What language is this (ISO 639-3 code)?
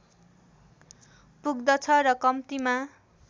nep